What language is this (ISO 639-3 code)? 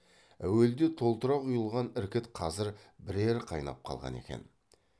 kaz